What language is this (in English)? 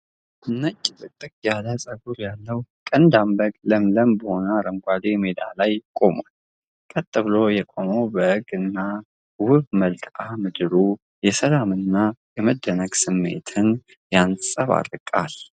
Amharic